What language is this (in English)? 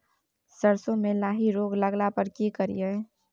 Maithili